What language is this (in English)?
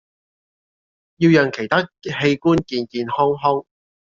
Cantonese